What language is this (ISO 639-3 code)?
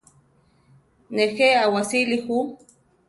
tar